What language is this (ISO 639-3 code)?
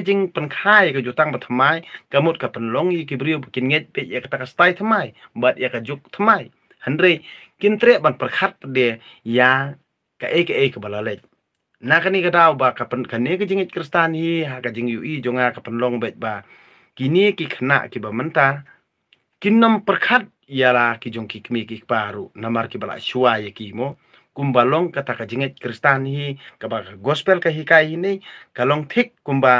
ind